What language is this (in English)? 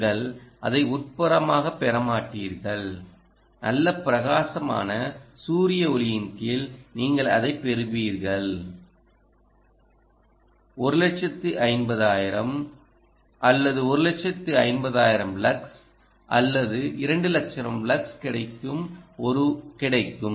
Tamil